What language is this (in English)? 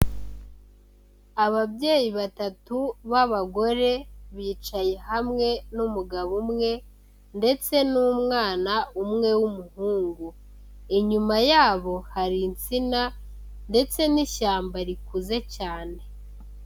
Kinyarwanda